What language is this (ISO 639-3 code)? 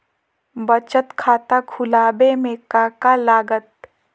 mag